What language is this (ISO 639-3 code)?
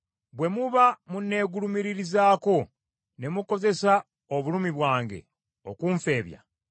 lug